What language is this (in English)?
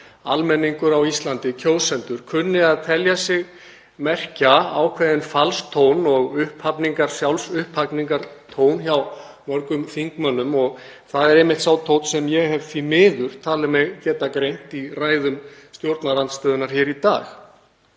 Icelandic